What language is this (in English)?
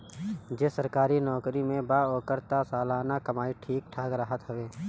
Bhojpuri